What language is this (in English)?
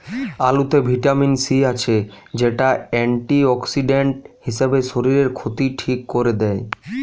Bangla